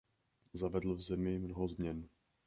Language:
Czech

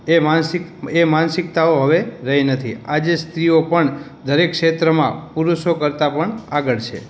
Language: Gujarati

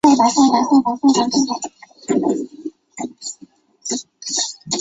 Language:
Chinese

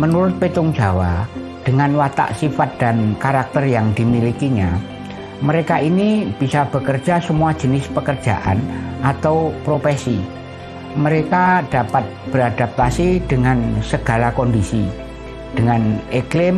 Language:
Indonesian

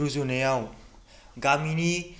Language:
Bodo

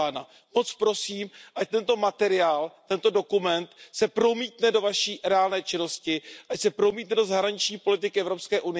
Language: Czech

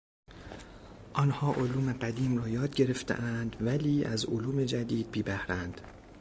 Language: Persian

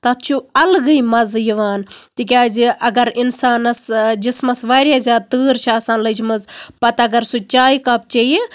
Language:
Kashmiri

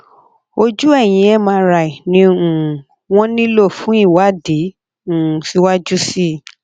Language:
Yoruba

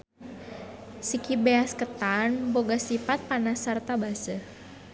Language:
Sundanese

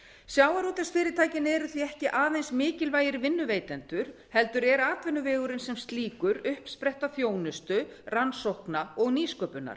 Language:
Icelandic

